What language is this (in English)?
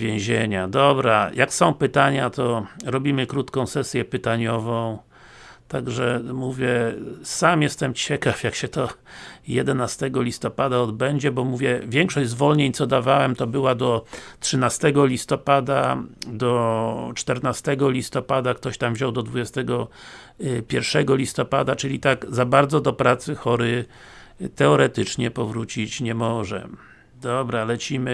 Polish